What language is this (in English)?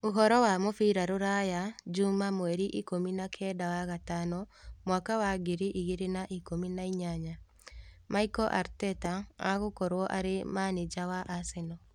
Kikuyu